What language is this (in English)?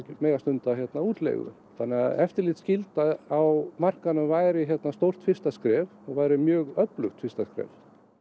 Icelandic